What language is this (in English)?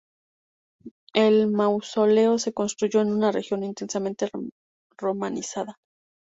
Spanish